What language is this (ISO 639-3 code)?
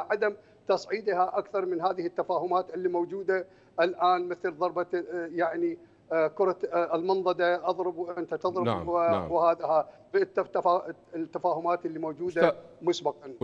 ara